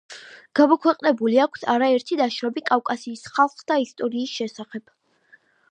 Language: Georgian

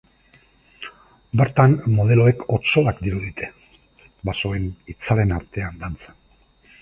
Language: Basque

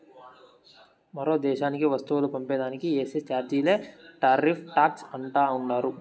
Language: Telugu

